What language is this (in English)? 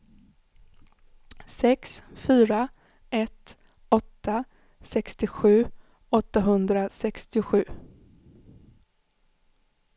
Swedish